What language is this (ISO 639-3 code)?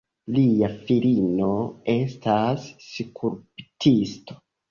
epo